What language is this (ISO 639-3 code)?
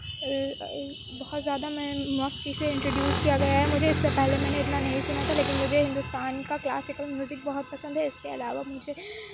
urd